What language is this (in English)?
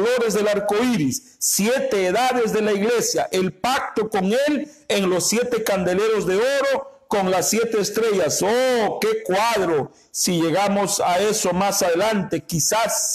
Spanish